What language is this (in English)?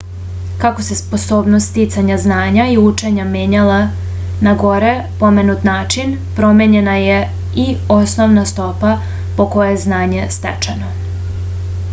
Serbian